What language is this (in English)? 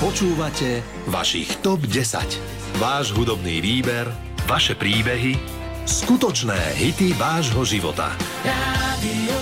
Slovak